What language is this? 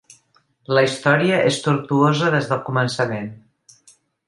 Catalan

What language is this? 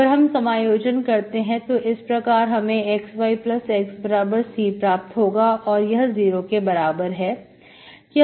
Hindi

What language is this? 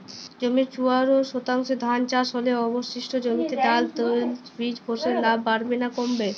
Bangla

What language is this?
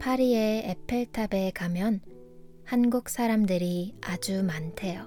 Korean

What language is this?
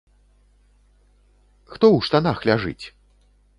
Belarusian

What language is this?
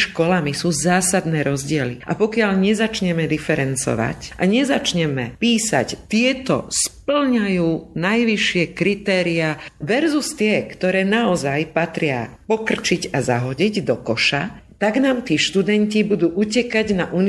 Slovak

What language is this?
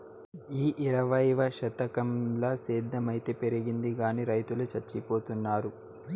Telugu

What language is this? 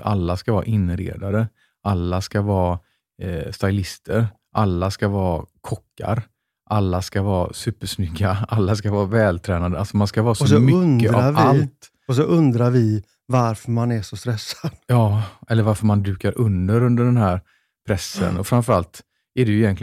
Swedish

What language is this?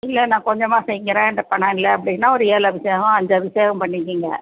Tamil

